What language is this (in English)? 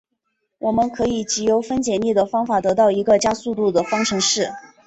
Chinese